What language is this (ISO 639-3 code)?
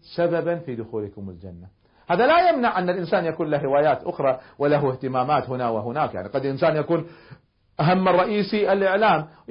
ara